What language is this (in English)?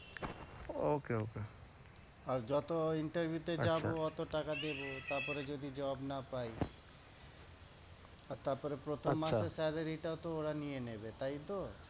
Bangla